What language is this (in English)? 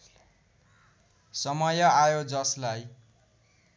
Nepali